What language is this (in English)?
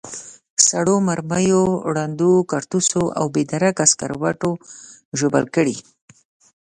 Pashto